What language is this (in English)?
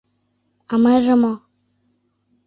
Mari